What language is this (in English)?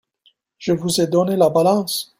French